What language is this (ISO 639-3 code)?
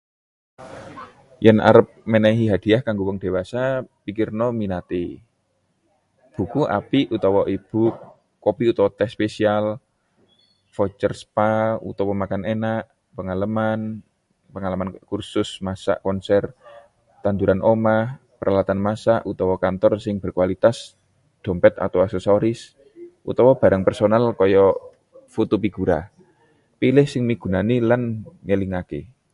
jav